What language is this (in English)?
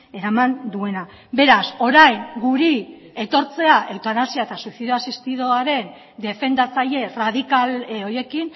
Basque